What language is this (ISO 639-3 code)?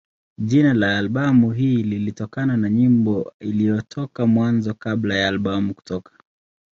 swa